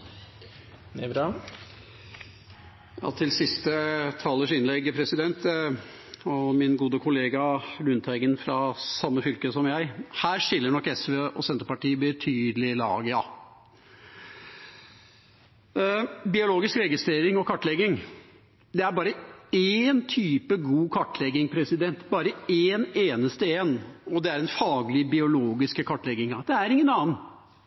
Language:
Norwegian Bokmål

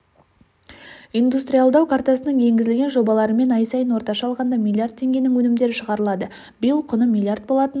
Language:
Kazakh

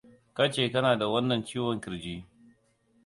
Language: Hausa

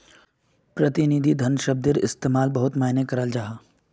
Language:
Magahi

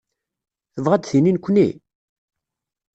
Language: Kabyle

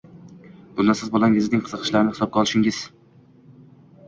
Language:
Uzbek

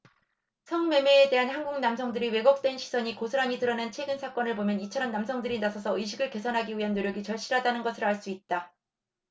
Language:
Korean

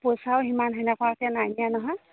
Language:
Assamese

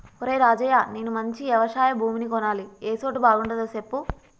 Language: Telugu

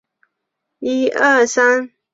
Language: Chinese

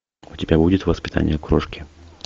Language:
Russian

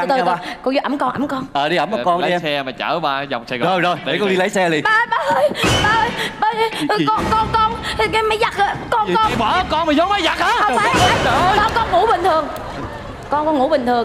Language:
Vietnamese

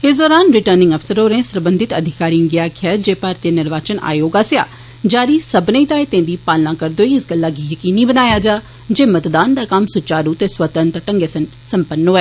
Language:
Dogri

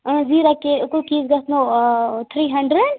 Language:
Kashmiri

